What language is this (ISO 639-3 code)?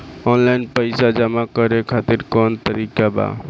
bho